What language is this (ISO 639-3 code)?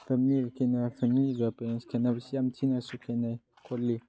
mni